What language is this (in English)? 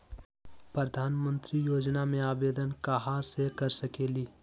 Magahi